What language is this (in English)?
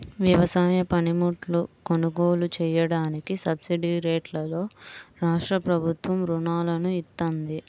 Telugu